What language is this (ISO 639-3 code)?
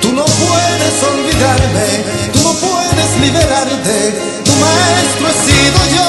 ara